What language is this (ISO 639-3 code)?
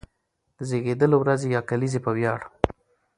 pus